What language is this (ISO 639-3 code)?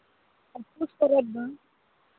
sat